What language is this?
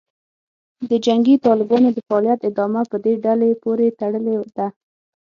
Pashto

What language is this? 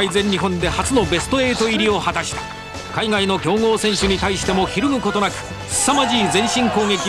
Japanese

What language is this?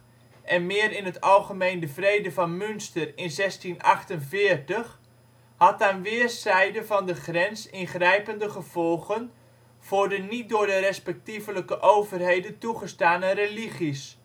Dutch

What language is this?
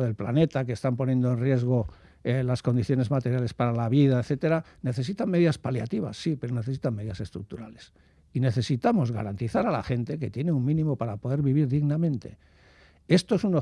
Spanish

